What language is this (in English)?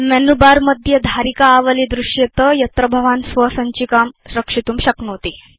Sanskrit